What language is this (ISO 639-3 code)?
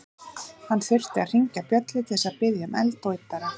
isl